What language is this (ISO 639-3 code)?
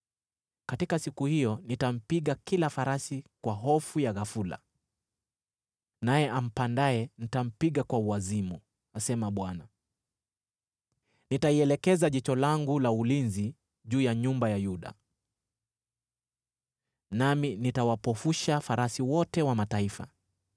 swa